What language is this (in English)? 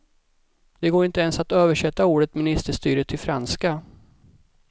Swedish